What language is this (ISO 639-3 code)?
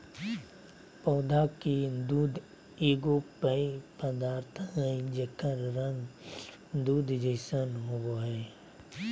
mag